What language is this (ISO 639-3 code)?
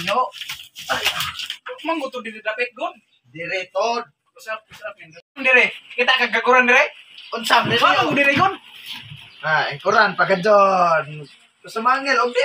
ind